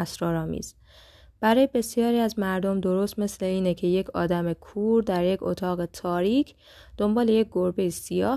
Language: Persian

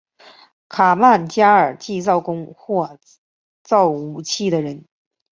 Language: Chinese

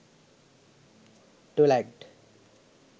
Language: Sinhala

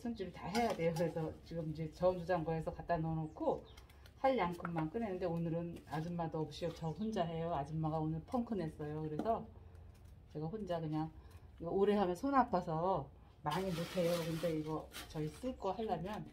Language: Korean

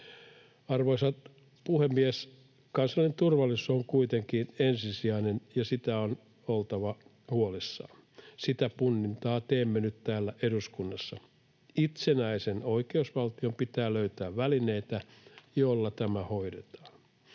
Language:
Finnish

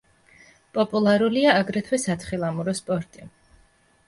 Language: Georgian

